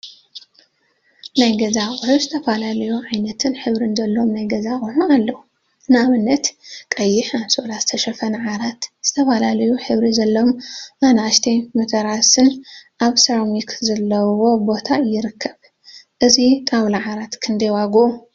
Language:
Tigrinya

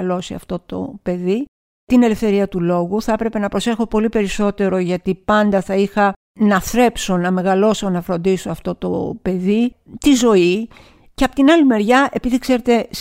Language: Greek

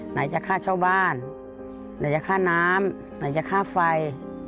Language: Thai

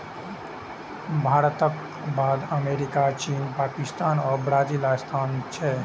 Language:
Maithili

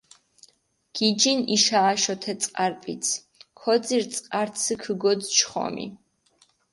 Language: Mingrelian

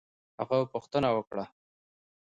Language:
Pashto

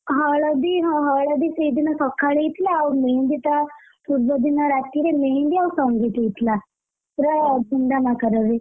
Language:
Odia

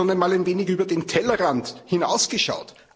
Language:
German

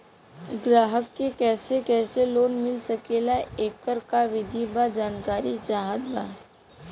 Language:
Bhojpuri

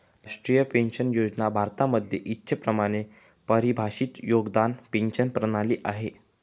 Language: Marathi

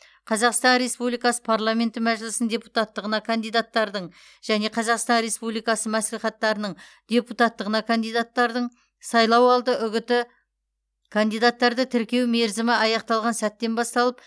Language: Kazakh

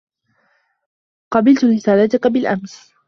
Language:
Arabic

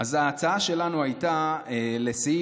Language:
Hebrew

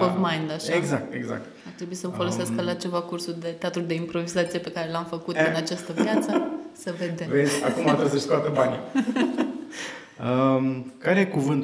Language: Romanian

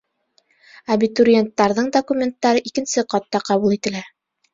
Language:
Bashkir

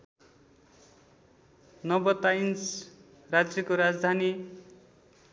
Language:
Nepali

